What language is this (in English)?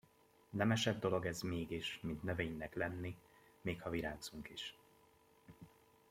Hungarian